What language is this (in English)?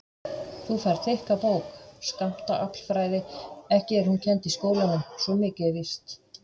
Icelandic